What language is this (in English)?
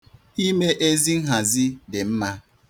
Igbo